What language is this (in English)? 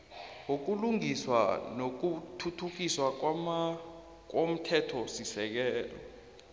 South Ndebele